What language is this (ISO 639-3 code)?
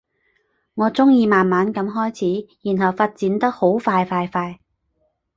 yue